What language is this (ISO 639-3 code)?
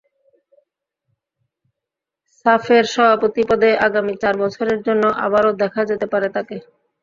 ben